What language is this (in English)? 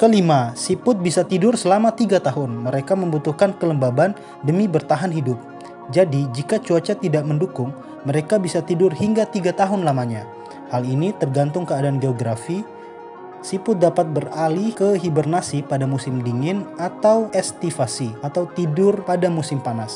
Indonesian